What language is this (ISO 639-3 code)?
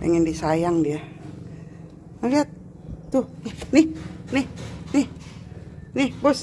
ind